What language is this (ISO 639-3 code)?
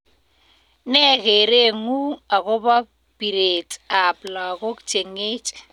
kln